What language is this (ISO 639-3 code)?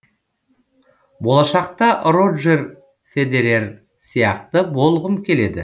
kaz